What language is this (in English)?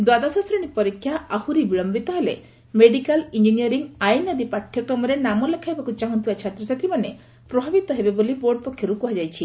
Odia